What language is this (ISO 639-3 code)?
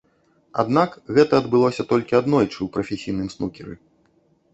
bel